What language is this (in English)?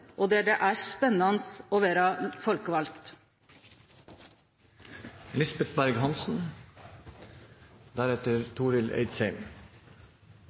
Norwegian Nynorsk